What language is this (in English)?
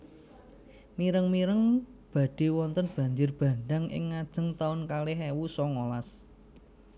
Javanese